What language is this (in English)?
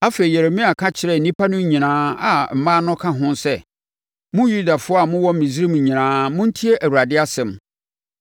Akan